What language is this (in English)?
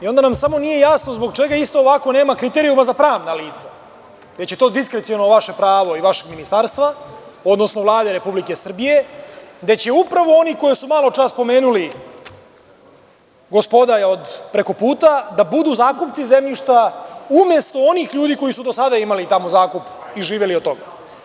Serbian